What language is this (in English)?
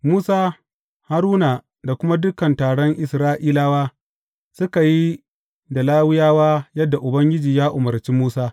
Hausa